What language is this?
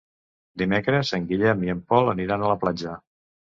Catalan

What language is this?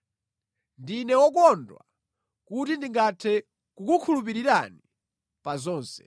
Nyanja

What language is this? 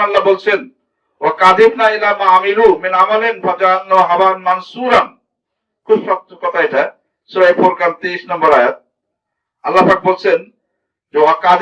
Indonesian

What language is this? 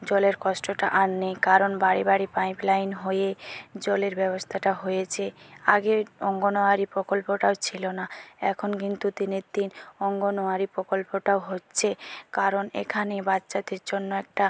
Bangla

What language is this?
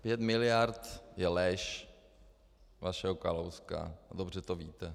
Czech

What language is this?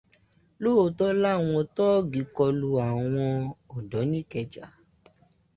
Yoruba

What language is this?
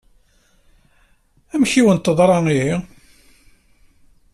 Kabyle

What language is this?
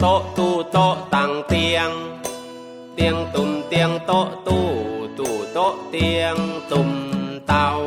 Thai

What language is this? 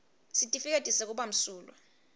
Swati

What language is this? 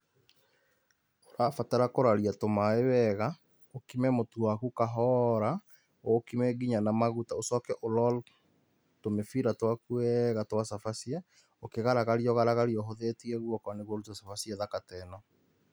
Kikuyu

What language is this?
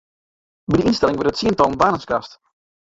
Western Frisian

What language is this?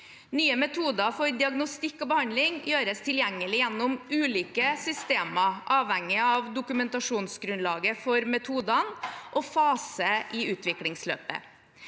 Norwegian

